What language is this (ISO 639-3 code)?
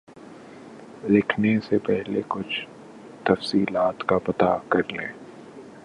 urd